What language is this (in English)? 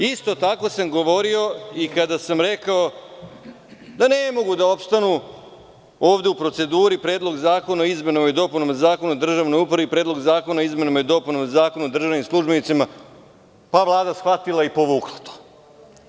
Serbian